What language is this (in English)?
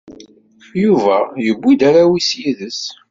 Kabyle